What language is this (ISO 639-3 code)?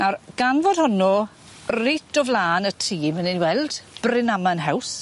cym